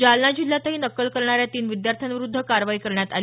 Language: Marathi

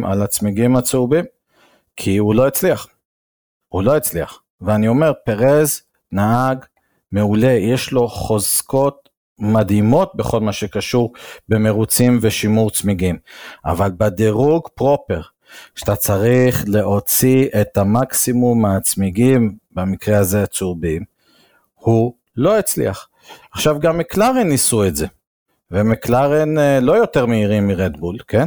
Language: Hebrew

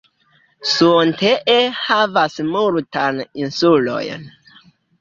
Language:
Esperanto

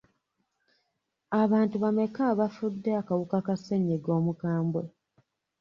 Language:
Ganda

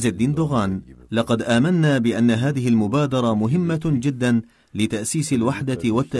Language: Arabic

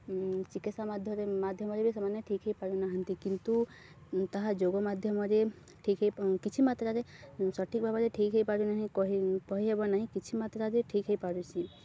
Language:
Odia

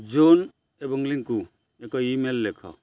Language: Odia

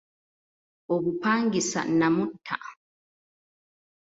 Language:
Ganda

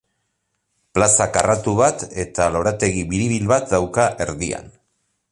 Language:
Basque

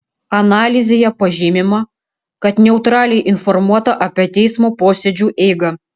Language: Lithuanian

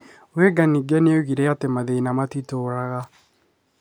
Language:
Kikuyu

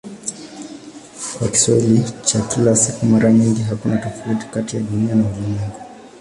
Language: Swahili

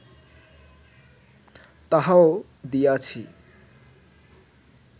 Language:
Bangla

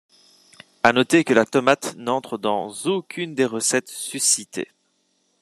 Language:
French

